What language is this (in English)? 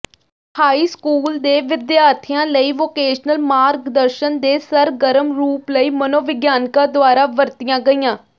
Punjabi